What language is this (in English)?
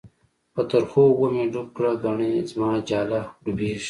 Pashto